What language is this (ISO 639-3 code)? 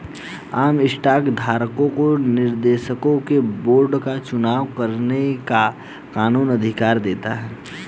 hin